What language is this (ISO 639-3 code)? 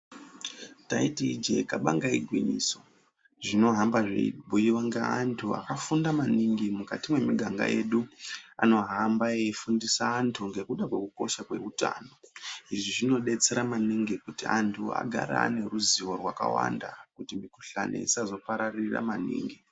ndc